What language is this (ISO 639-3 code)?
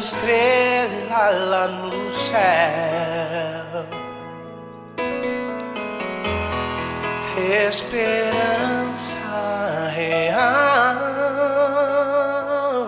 por